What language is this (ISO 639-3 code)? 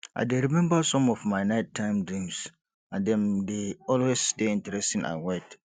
pcm